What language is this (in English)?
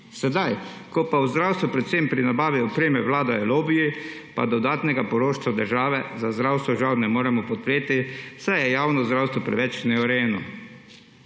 Slovenian